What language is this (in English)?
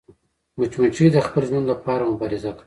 Pashto